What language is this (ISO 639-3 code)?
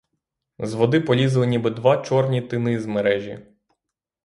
ukr